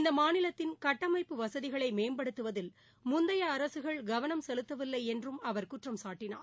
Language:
Tamil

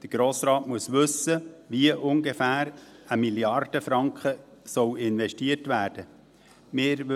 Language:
Swiss German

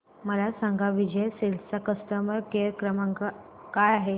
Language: Marathi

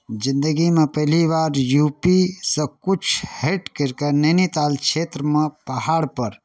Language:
Maithili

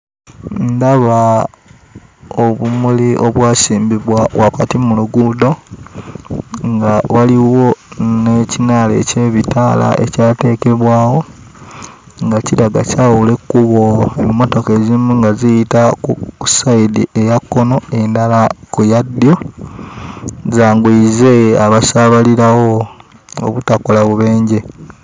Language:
Ganda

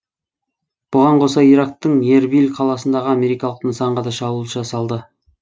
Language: Kazakh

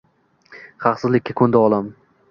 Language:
Uzbek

